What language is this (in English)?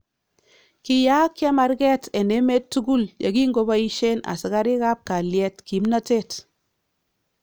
Kalenjin